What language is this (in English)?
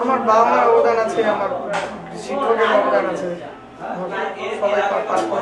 Ukrainian